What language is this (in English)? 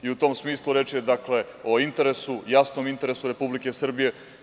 Serbian